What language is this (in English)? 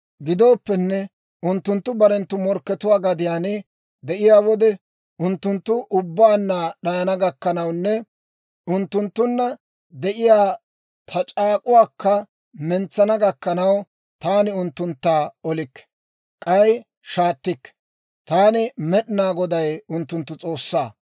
Dawro